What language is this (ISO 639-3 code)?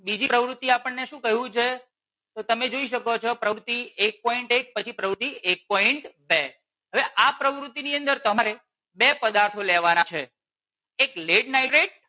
guj